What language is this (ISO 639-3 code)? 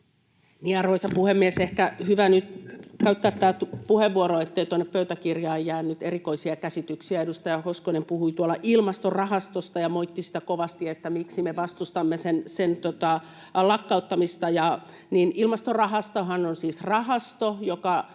fin